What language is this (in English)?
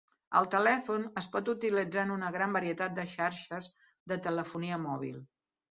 Catalan